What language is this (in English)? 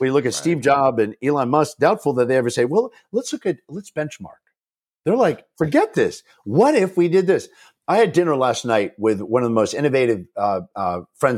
English